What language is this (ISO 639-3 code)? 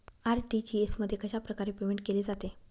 mar